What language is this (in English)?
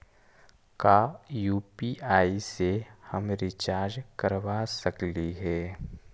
Magahi